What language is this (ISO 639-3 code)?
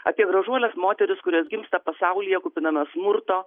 lit